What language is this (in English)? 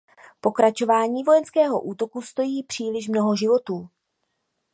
Czech